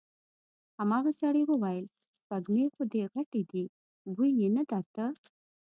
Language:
Pashto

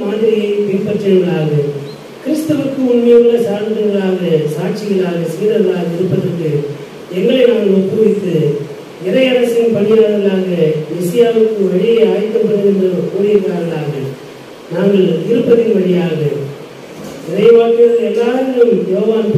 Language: Romanian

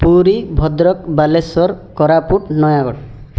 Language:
Odia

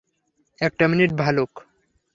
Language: Bangla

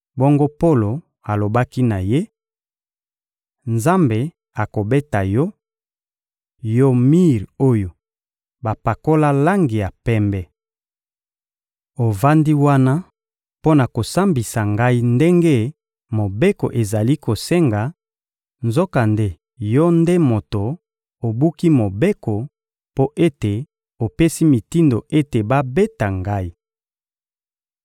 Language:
Lingala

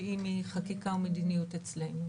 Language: Hebrew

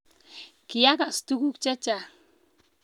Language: Kalenjin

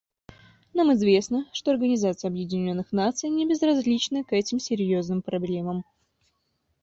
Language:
Russian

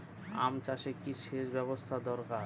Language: Bangla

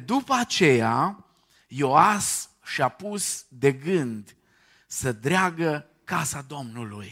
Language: Romanian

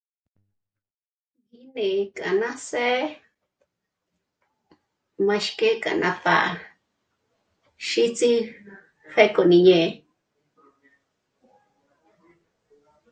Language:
Michoacán Mazahua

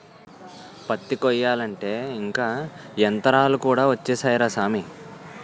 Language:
Telugu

